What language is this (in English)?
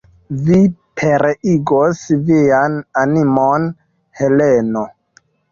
Esperanto